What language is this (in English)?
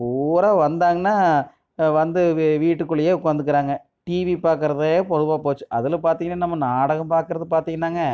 Tamil